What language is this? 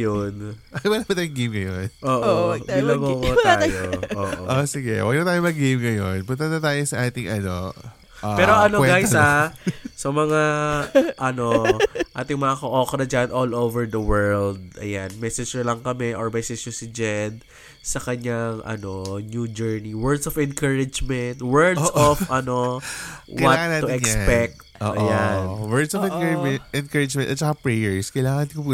Filipino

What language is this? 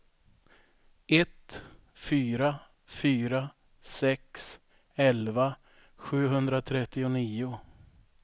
Swedish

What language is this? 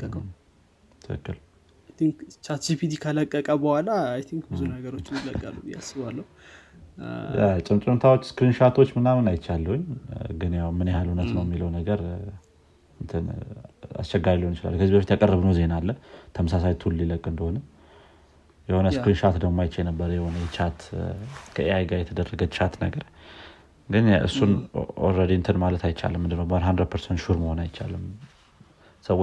Amharic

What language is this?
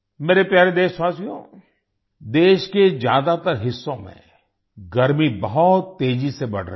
Hindi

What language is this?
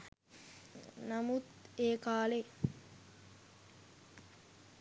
Sinhala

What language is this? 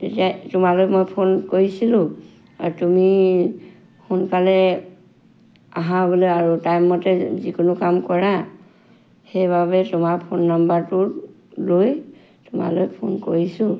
Assamese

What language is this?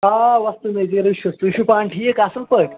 Kashmiri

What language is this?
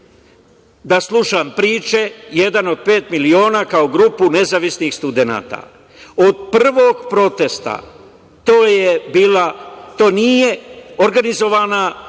Serbian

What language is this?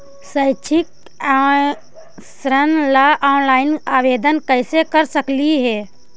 Magahi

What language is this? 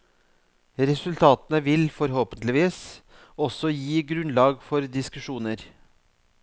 Norwegian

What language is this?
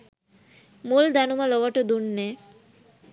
Sinhala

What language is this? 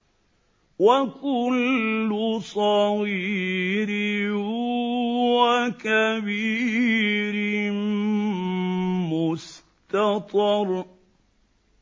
Arabic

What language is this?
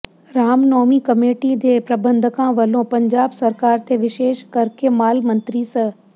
Punjabi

